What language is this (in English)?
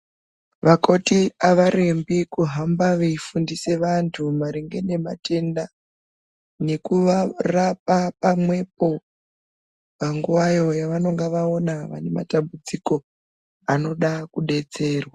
Ndau